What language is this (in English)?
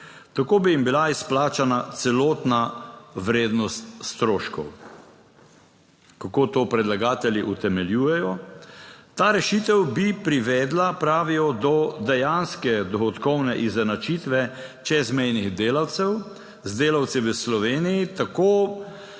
Slovenian